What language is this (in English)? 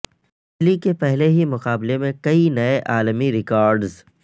Urdu